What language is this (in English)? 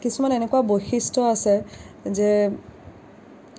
Assamese